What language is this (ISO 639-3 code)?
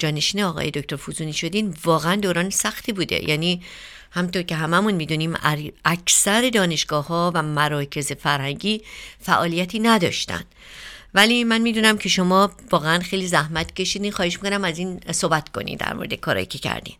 fas